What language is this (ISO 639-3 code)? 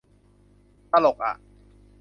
tha